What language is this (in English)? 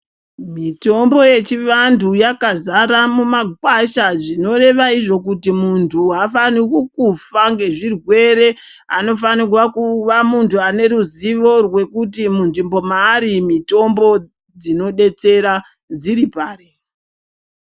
Ndau